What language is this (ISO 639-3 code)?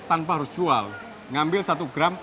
ind